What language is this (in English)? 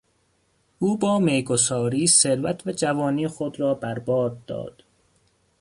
Persian